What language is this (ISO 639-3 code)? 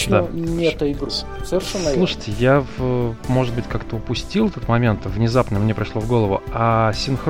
rus